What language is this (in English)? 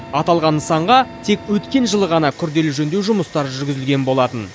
Kazakh